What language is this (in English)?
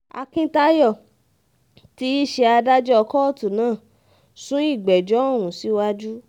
Yoruba